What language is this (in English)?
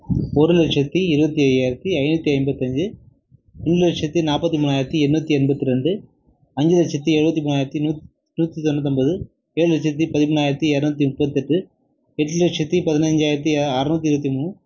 Tamil